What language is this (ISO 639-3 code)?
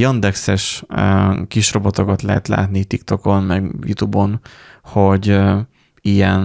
hun